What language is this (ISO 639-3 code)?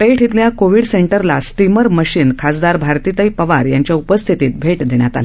mar